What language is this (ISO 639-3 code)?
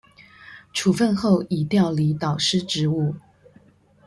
zho